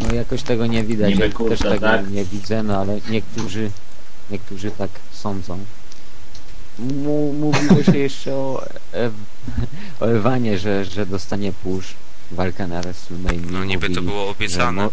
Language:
Polish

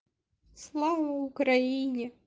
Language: Russian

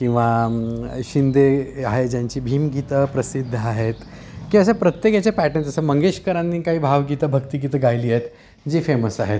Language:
Marathi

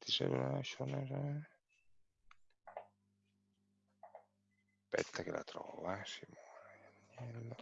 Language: Italian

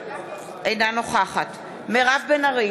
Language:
Hebrew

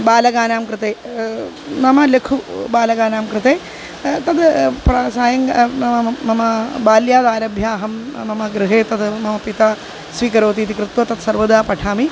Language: Sanskrit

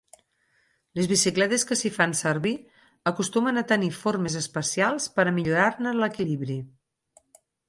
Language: Catalan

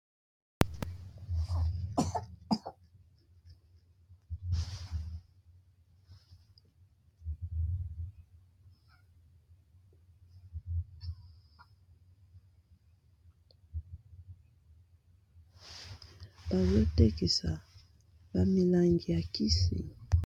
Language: Lingala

